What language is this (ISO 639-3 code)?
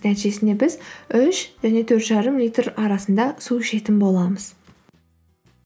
kaz